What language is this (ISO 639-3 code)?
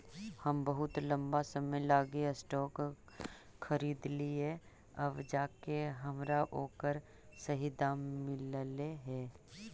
mag